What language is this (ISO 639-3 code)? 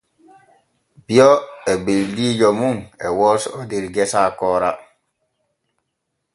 fue